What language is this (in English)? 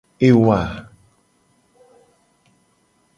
Gen